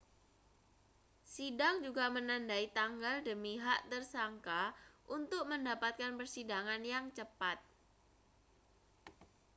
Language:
Indonesian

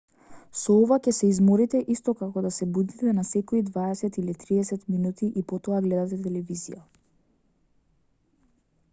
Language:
Macedonian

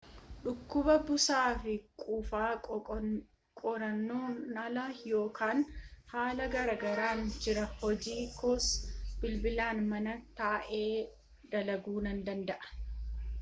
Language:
Oromo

